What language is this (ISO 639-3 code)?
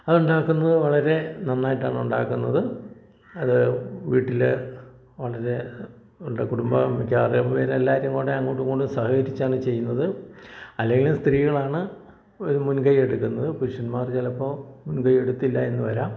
mal